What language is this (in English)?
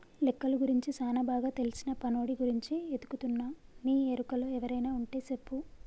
Telugu